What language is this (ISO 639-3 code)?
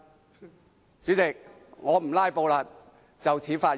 yue